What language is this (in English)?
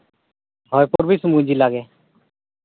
Santali